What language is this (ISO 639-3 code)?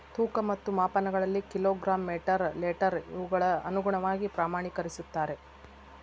kan